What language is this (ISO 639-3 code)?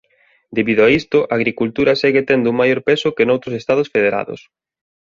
glg